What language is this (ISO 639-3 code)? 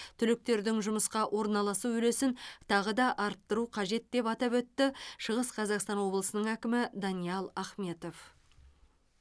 kaz